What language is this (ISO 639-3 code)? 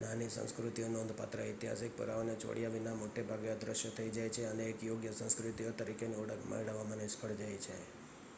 guj